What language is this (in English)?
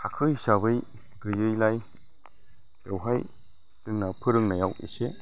Bodo